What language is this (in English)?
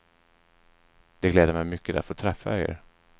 Swedish